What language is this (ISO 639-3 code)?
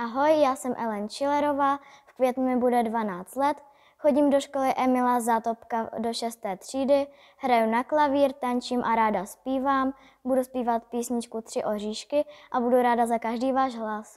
ces